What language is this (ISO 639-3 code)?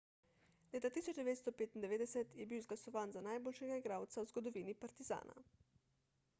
slv